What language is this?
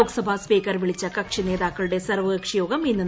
Malayalam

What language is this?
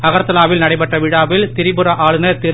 Tamil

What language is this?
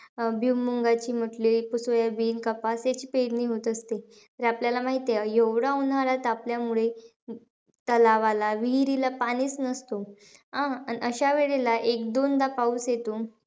Marathi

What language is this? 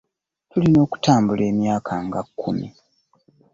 Ganda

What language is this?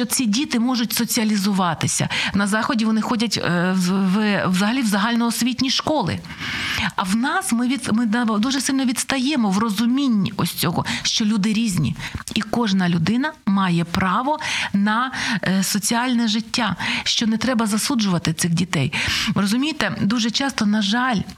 Ukrainian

